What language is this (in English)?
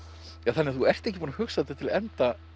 Icelandic